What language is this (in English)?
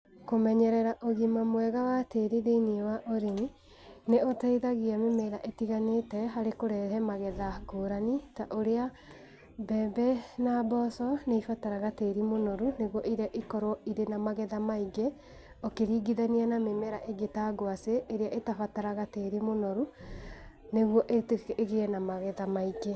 Kikuyu